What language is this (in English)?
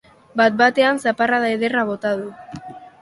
Basque